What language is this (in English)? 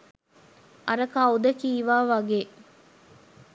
Sinhala